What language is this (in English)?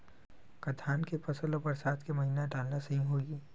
Chhattisgarhi